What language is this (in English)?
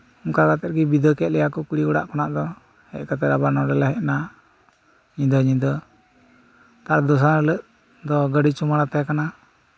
Santali